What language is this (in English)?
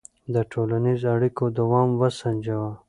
Pashto